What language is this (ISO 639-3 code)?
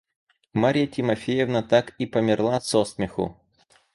rus